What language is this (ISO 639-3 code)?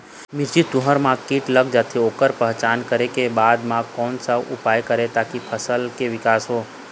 hne